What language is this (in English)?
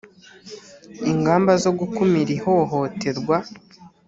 Kinyarwanda